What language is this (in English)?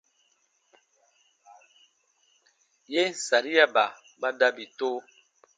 Baatonum